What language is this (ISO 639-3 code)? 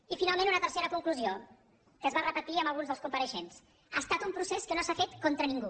cat